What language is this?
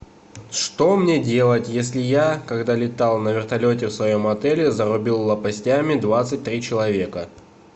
Russian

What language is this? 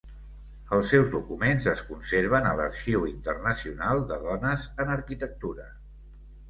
Catalan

